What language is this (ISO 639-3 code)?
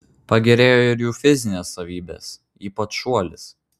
lit